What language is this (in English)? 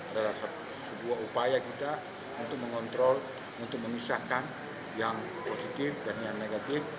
Indonesian